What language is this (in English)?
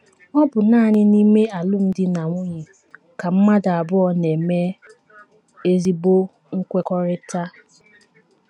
Igbo